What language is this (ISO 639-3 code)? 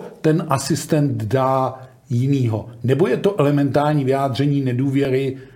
ces